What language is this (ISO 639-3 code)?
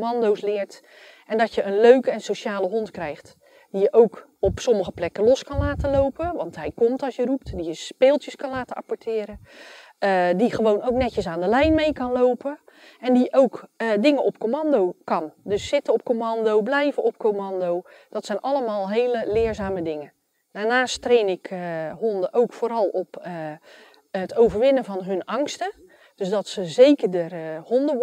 nld